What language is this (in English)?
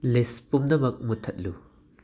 Manipuri